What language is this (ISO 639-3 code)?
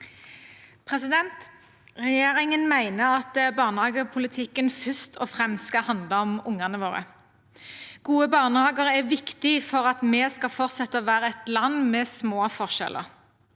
nor